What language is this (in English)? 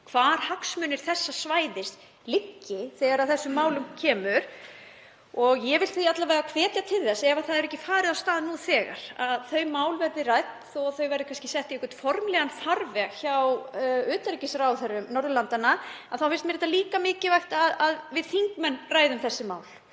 Icelandic